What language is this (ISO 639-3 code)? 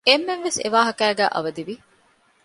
div